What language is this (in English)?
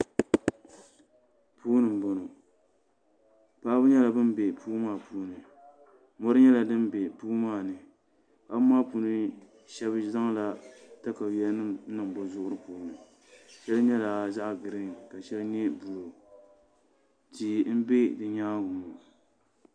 Dagbani